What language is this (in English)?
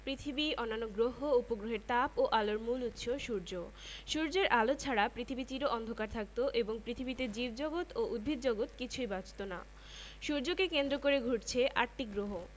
Bangla